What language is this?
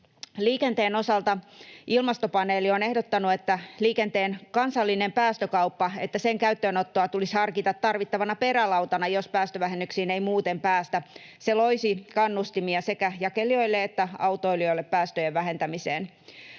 Finnish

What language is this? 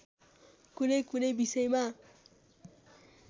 Nepali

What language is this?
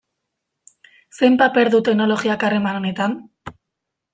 Basque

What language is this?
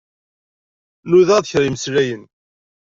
Kabyle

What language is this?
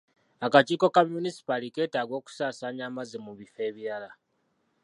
Ganda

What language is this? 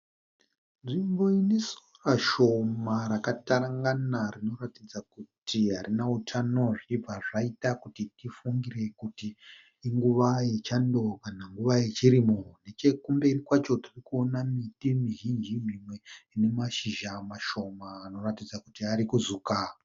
Shona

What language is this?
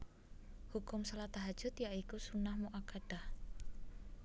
Javanese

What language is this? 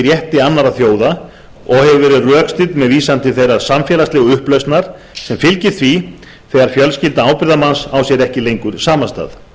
Icelandic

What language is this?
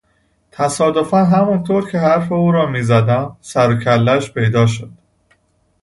Persian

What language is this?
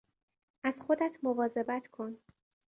Persian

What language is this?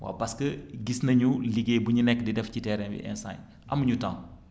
Wolof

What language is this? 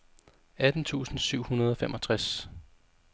Danish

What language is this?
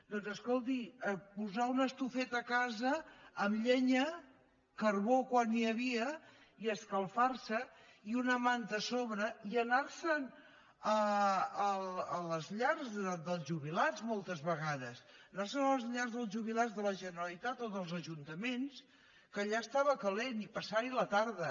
Catalan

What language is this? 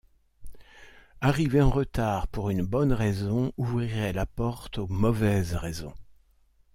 French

